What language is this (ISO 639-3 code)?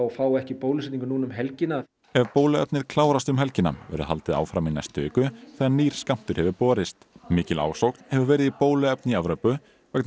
isl